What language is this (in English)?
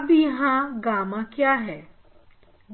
Hindi